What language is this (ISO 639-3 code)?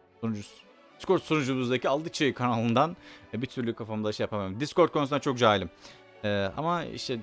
tur